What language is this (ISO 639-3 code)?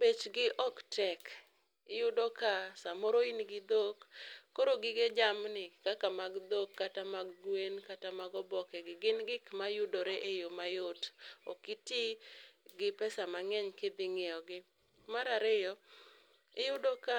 luo